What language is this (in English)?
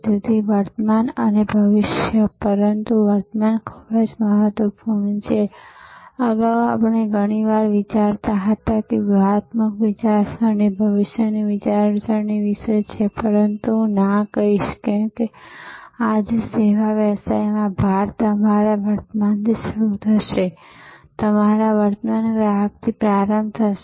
Gujarati